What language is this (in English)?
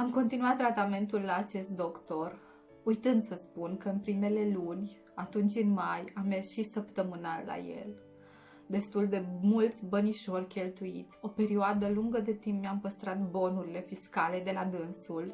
Romanian